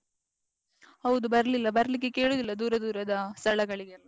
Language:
Kannada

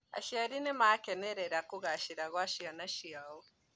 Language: Kikuyu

